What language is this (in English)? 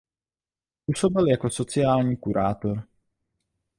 Czech